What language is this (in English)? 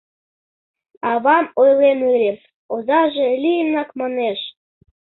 Mari